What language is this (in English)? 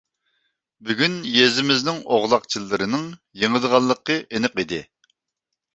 Uyghur